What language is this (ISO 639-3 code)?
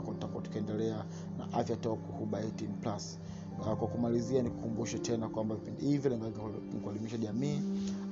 swa